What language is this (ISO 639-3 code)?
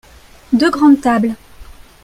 fra